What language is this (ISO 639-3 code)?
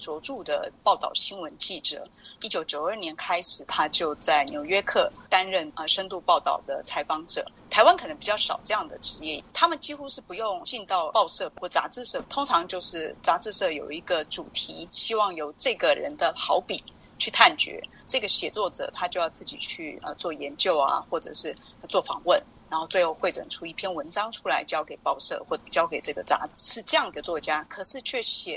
zho